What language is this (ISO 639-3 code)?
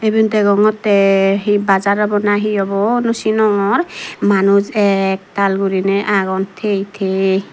ccp